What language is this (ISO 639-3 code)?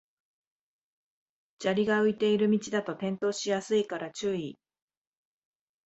jpn